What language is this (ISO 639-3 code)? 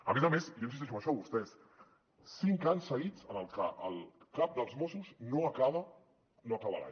cat